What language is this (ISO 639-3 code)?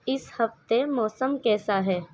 urd